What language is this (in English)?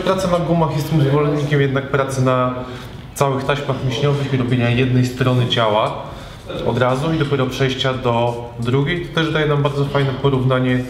Polish